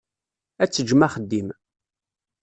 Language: Kabyle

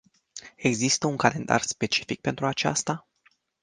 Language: Romanian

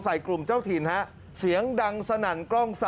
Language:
Thai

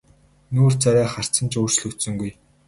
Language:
Mongolian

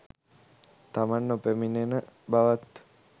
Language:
Sinhala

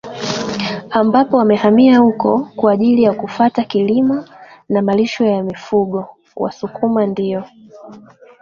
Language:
Swahili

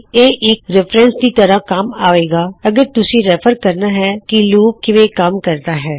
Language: Punjabi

